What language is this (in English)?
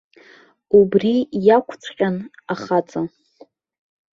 Abkhazian